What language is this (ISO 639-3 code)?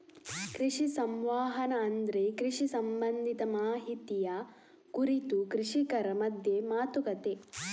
kan